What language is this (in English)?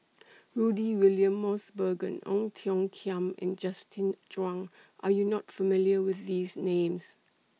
English